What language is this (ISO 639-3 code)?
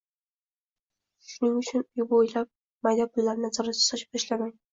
uzb